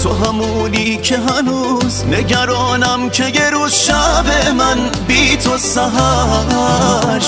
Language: Persian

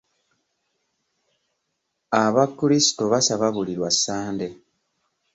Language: Ganda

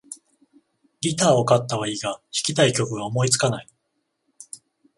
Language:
Japanese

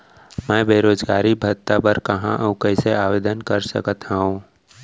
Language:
Chhattisgarhi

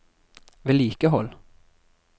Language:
Norwegian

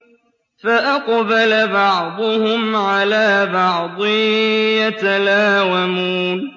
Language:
Arabic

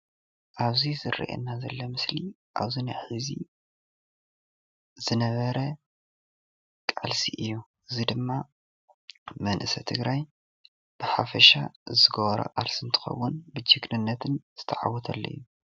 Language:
Tigrinya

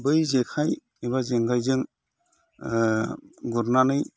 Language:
Bodo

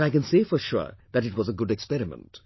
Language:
English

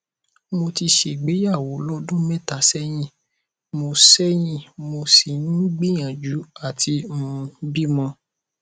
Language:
Yoruba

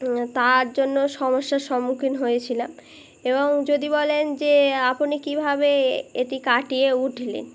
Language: Bangla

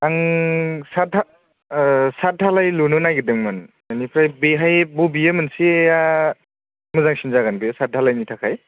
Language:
Bodo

